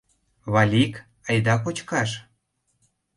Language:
Mari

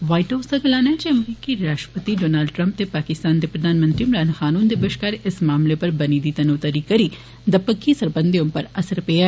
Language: Dogri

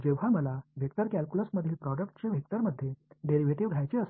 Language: Tamil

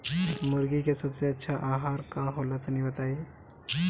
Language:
Bhojpuri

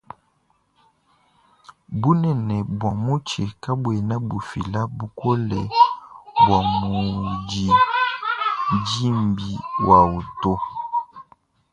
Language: Luba-Lulua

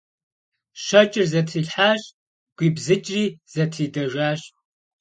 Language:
Kabardian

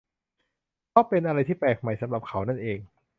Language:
Thai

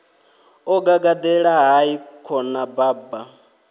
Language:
Venda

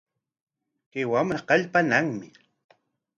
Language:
Corongo Ancash Quechua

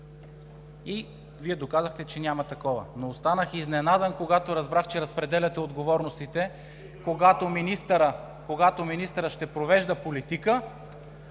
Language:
Bulgarian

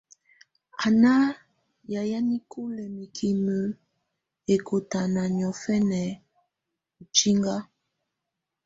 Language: Tunen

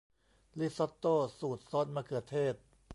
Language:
Thai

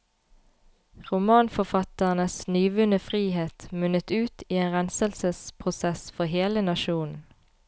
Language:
Norwegian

